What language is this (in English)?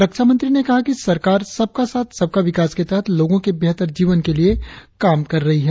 Hindi